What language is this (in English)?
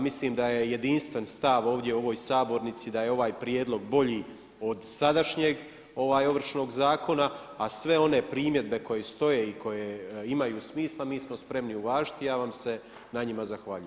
Croatian